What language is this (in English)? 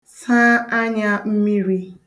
Igbo